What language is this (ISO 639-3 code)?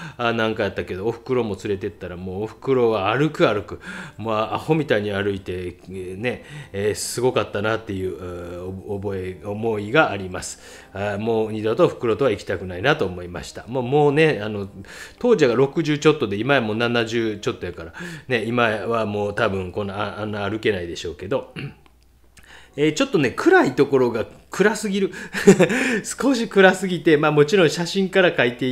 jpn